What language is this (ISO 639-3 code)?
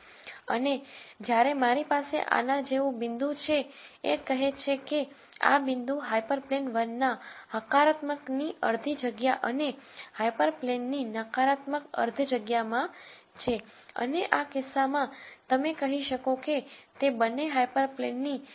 guj